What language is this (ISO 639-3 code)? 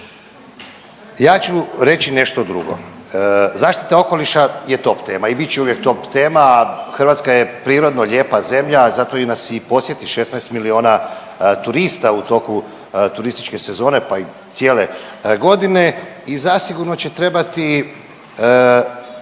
hrv